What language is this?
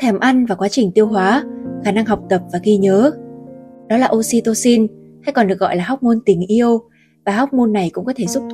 Vietnamese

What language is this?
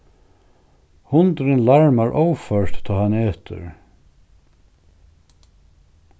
Faroese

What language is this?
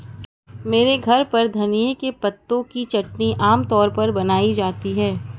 Hindi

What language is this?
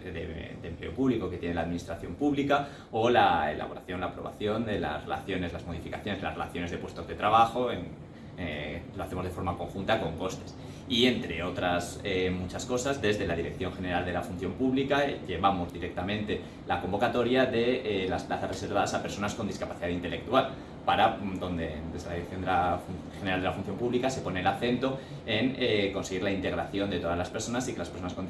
Spanish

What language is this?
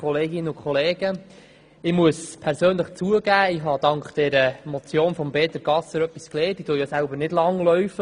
Swiss German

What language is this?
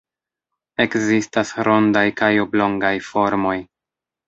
Esperanto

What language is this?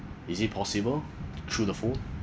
English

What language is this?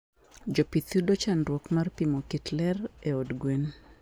Luo (Kenya and Tanzania)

